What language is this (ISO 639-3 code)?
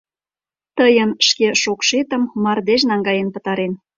chm